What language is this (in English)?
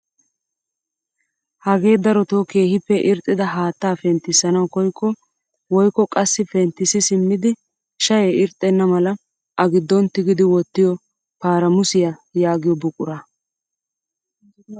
Wolaytta